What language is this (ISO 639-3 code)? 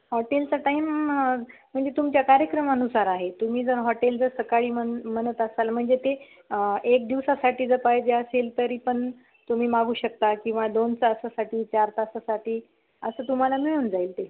mar